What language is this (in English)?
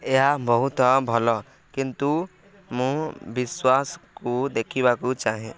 Odia